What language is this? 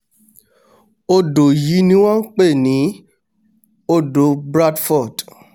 Yoruba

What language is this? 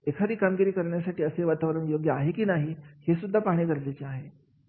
Marathi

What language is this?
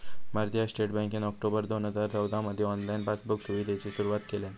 Marathi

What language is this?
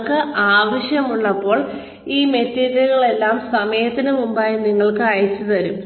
Malayalam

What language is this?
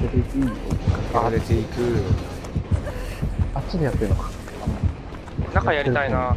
Japanese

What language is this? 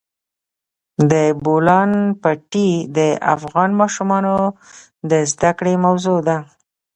Pashto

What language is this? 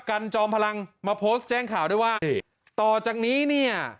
Thai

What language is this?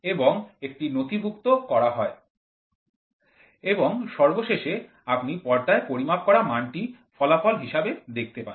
Bangla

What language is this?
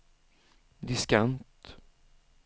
Swedish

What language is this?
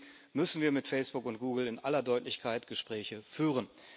German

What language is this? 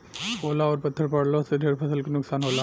Bhojpuri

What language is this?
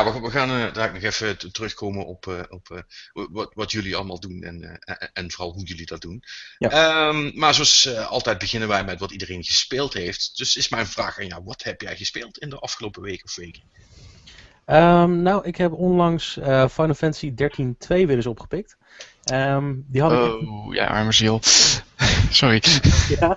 Dutch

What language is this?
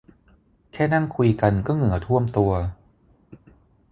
Thai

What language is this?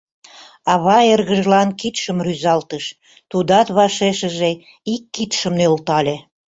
Mari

